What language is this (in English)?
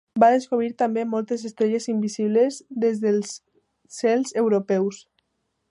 Catalan